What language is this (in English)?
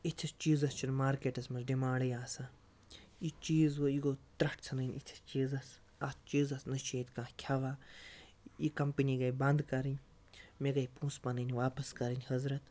Kashmiri